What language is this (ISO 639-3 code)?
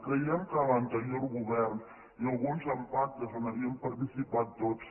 cat